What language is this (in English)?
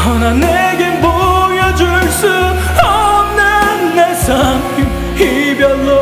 Korean